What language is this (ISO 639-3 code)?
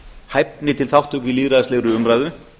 isl